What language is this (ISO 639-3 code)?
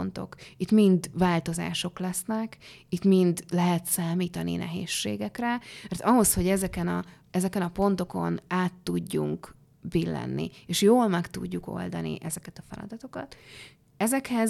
hun